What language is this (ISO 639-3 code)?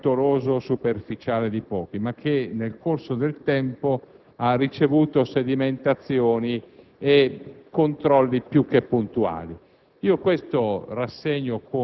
ita